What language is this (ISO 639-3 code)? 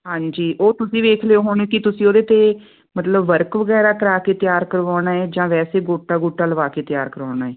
pan